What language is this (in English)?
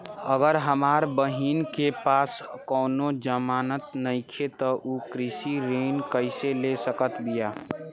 Bhojpuri